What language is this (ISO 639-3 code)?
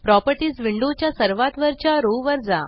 mar